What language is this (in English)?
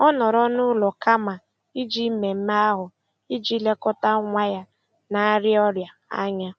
Igbo